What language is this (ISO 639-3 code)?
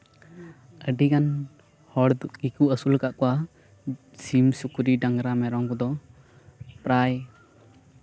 sat